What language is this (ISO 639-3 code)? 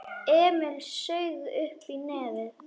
isl